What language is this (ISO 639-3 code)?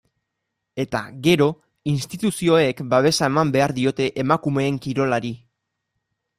eus